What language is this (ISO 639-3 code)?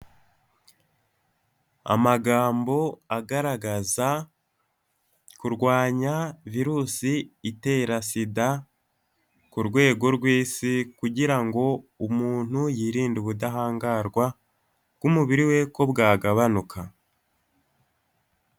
kin